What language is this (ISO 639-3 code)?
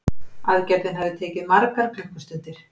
isl